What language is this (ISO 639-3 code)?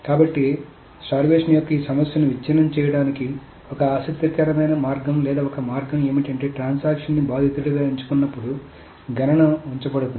tel